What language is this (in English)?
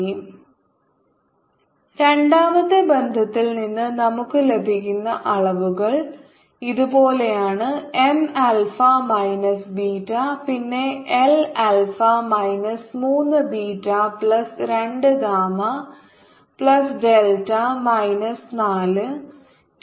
Malayalam